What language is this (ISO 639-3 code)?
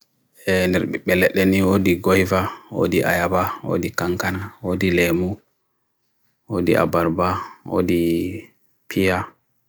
fui